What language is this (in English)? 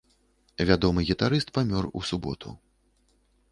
Belarusian